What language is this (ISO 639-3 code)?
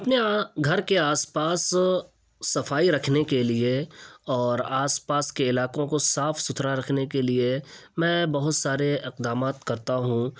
urd